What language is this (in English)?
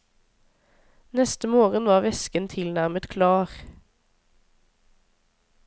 Norwegian